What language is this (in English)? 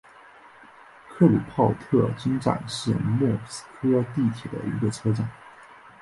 Chinese